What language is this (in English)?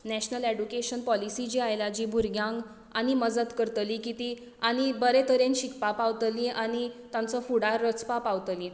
Konkani